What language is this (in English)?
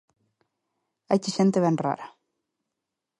Galician